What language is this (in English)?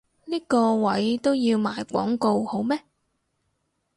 Cantonese